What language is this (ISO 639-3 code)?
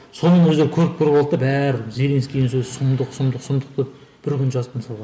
kaz